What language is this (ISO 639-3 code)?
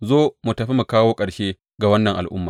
hau